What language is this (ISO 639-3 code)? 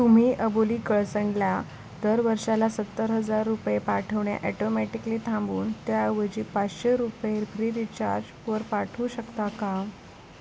mar